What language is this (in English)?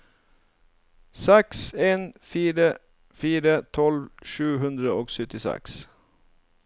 Norwegian